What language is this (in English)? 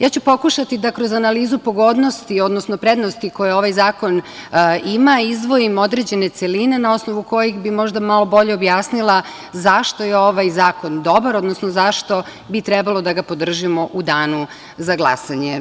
Serbian